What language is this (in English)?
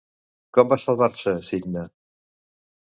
Catalan